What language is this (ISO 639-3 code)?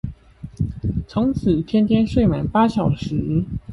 zho